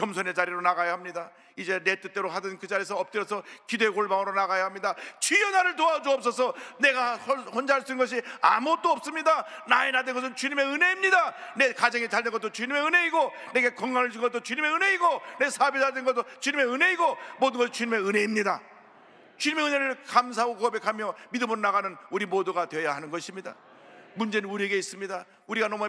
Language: Korean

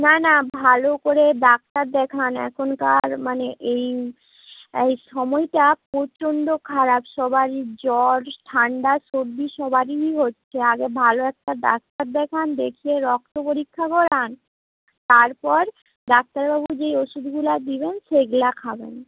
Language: Bangla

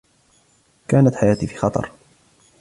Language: Arabic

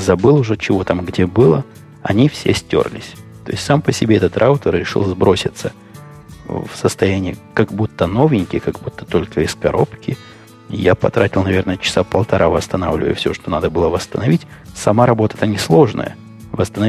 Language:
Russian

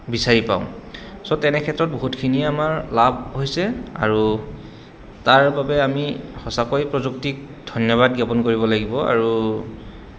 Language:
Assamese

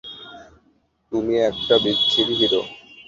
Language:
Bangla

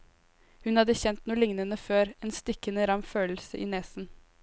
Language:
Norwegian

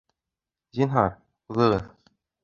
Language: Bashkir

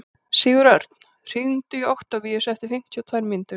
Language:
Icelandic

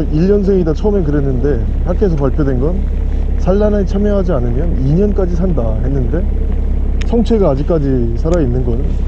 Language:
Korean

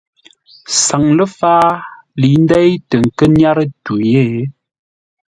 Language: Ngombale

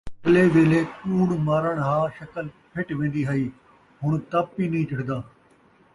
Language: Saraiki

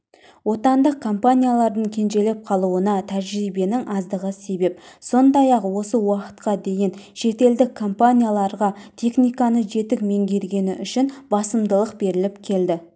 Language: Kazakh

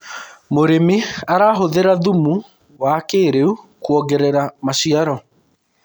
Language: Kikuyu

